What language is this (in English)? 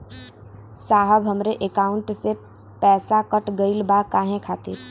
Bhojpuri